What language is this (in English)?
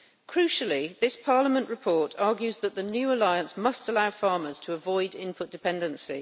English